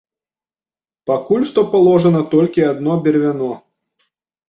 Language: Belarusian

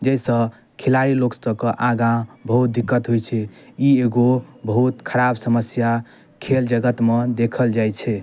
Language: Maithili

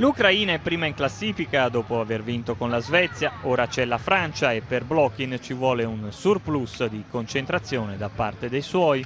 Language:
Italian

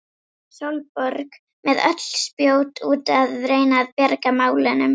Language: Icelandic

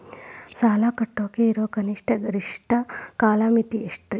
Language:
Kannada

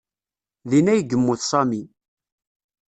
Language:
Kabyle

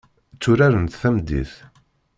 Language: Kabyle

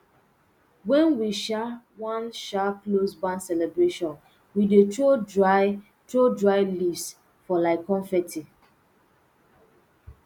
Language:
Nigerian Pidgin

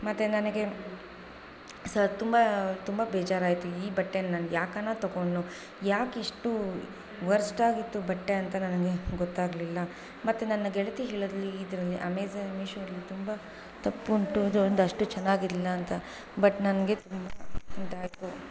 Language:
Kannada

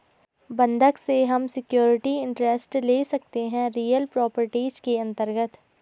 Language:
Hindi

